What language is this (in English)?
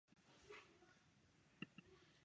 Chinese